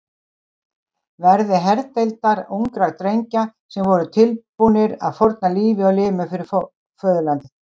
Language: Icelandic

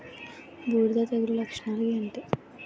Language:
Telugu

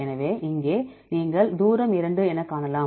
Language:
Tamil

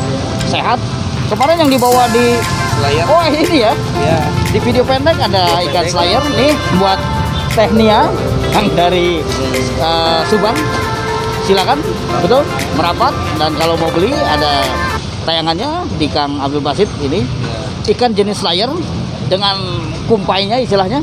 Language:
Indonesian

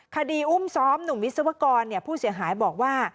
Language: Thai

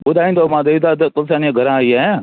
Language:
Sindhi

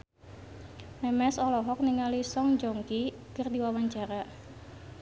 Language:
Sundanese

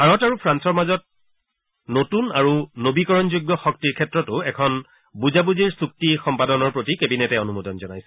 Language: Assamese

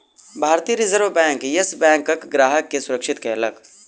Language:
Maithili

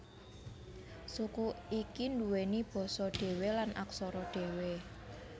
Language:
Javanese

